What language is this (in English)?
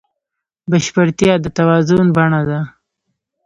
Pashto